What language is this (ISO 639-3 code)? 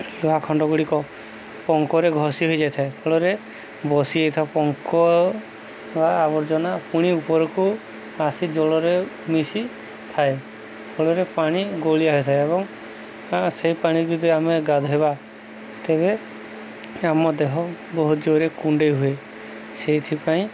ori